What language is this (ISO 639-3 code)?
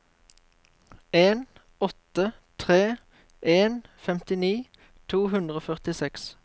nor